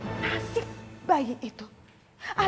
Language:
Indonesian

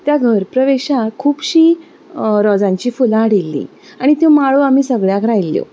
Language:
Konkani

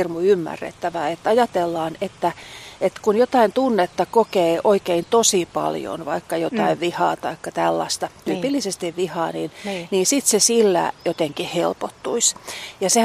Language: Finnish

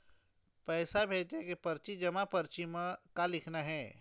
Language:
Chhattisgarhi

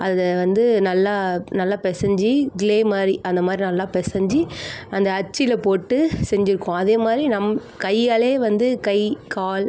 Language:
Tamil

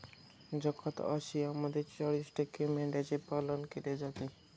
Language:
Marathi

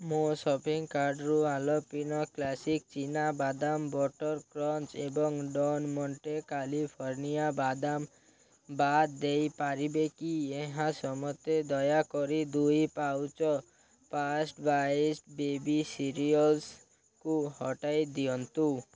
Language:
Odia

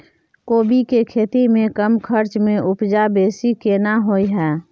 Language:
Maithili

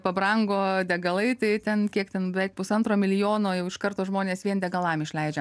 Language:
Lithuanian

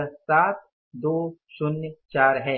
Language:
Hindi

